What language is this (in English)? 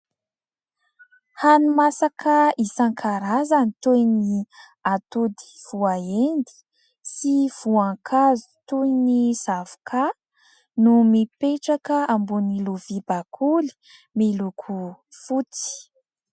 Malagasy